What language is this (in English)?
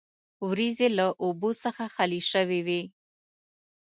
Pashto